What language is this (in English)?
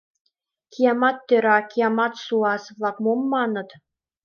Mari